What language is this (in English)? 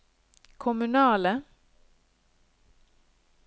Norwegian